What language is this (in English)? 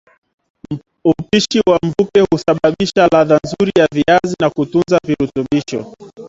Swahili